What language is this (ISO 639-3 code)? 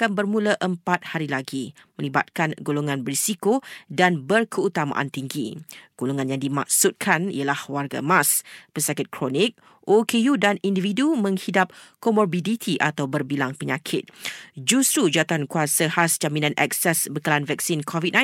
msa